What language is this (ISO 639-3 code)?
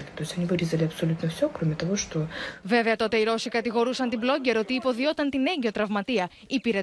ell